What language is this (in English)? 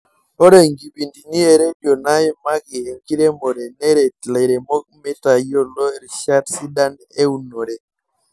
Masai